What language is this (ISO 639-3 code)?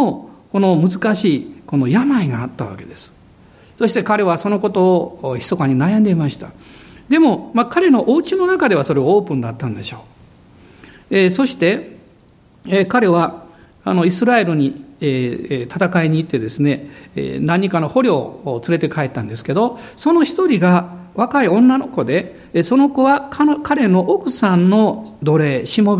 jpn